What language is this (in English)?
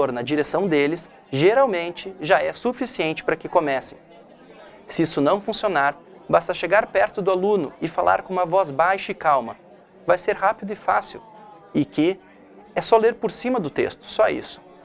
Portuguese